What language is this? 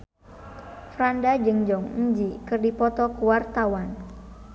Sundanese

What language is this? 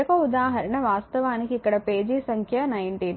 Telugu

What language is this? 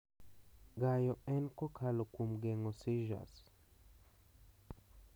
Luo (Kenya and Tanzania)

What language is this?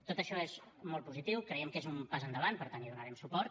Catalan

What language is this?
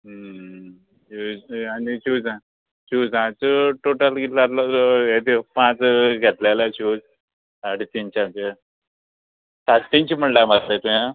Konkani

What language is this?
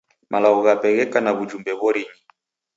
Taita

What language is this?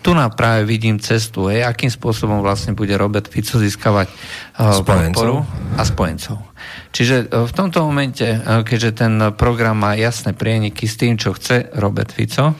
Slovak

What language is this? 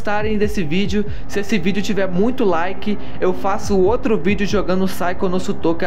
Portuguese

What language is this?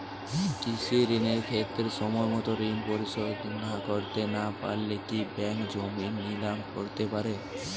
Bangla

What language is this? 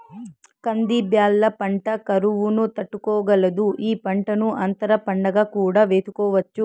Telugu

